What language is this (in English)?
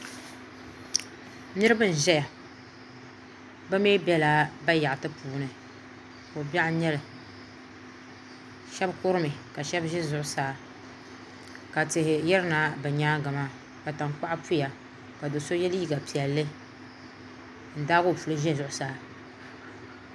Dagbani